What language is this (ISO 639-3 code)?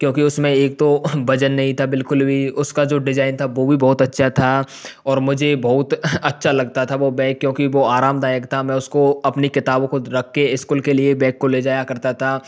hin